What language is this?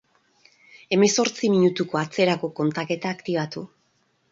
Basque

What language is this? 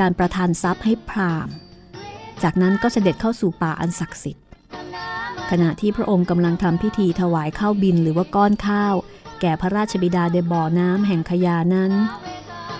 Thai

